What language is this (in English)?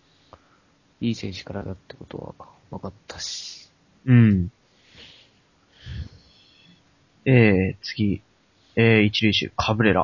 Japanese